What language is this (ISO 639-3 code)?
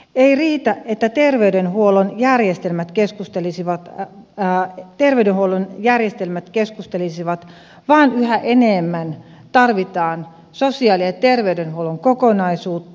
fin